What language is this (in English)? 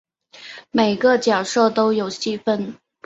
Chinese